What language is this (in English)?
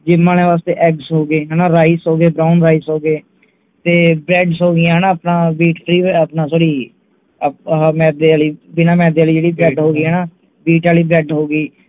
Punjabi